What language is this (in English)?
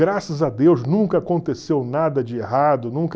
Portuguese